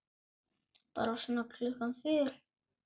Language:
Icelandic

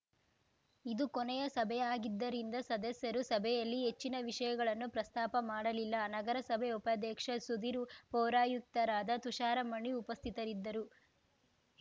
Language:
Kannada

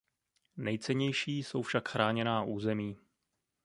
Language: Czech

